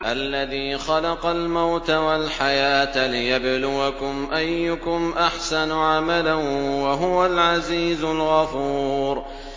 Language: Arabic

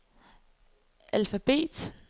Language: Danish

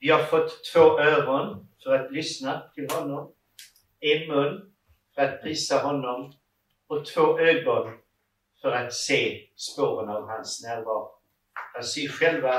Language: Swedish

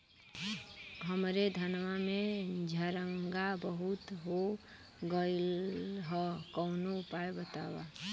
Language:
Bhojpuri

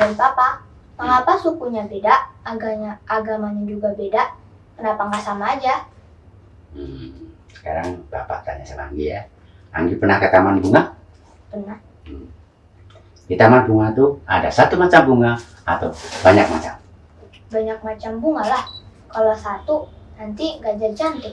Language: Indonesian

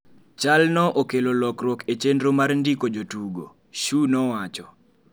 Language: Luo (Kenya and Tanzania)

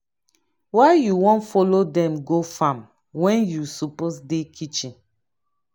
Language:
Nigerian Pidgin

